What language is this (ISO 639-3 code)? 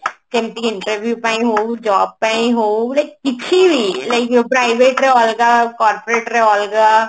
ori